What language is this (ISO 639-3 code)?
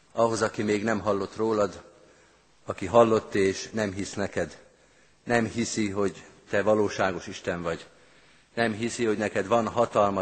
hun